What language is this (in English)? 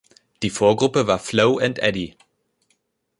German